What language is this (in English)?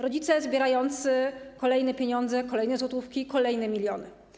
Polish